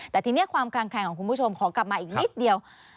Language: Thai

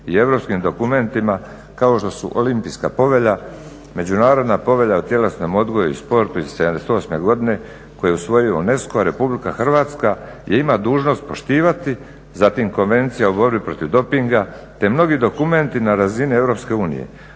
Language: Croatian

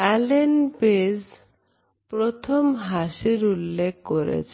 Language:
Bangla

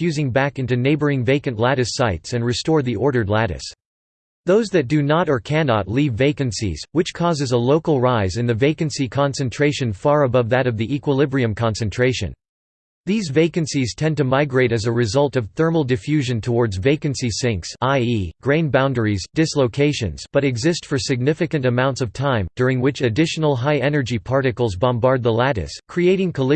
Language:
English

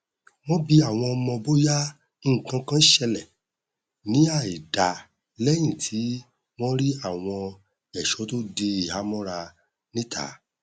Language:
Yoruba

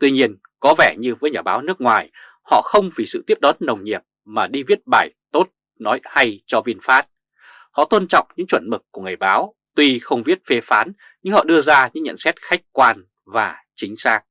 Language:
Vietnamese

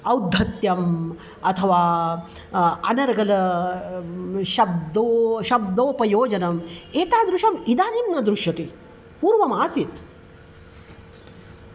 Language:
Sanskrit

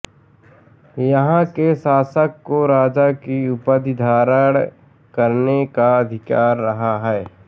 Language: Hindi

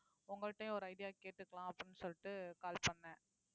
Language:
Tamil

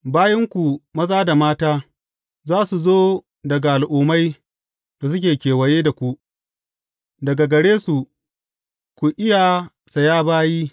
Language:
Hausa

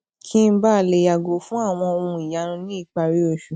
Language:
Yoruba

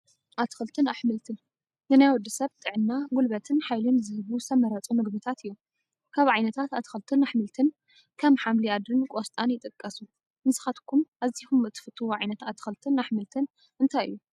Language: Tigrinya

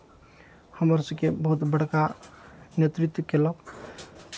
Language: Maithili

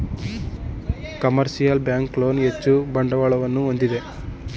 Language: Kannada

